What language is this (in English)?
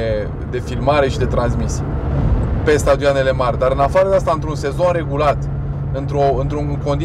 Romanian